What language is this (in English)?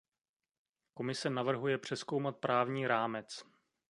Czech